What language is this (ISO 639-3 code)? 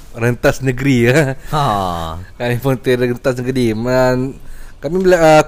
msa